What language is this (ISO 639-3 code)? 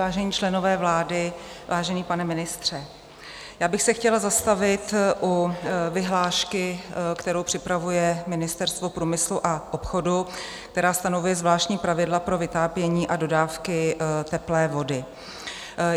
ces